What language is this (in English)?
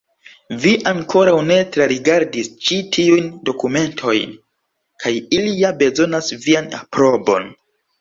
Esperanto